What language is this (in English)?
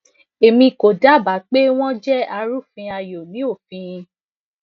Yoruba